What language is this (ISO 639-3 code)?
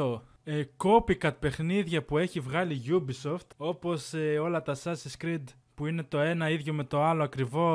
ell